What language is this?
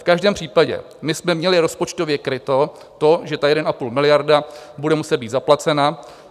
Czech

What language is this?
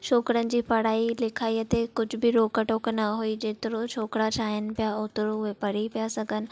Sindhi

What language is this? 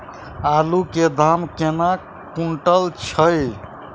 Maithili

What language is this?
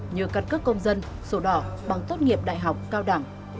Vietnamese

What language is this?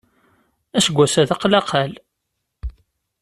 Kabyle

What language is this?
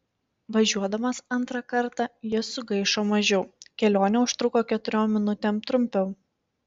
Lithuanian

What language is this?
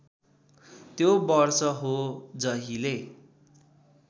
Nepali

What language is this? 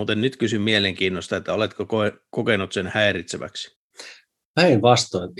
Finnish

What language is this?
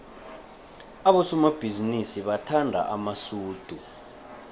South Ndebele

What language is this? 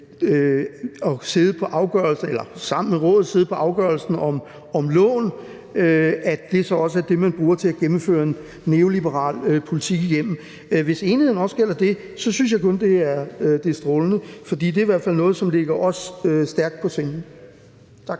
Danish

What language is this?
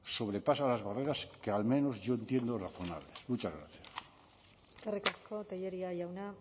Spanish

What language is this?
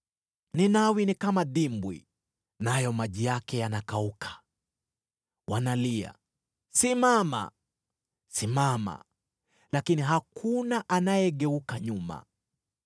Swahili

